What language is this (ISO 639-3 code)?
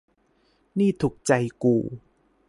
tha